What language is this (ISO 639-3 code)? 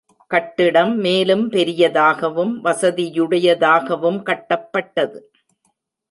tam